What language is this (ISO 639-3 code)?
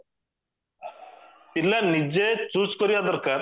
ori